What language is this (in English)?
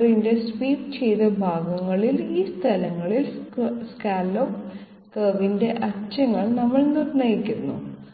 Malayalam